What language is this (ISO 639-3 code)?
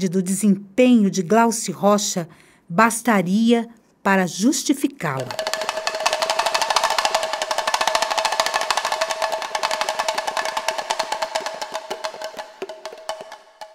por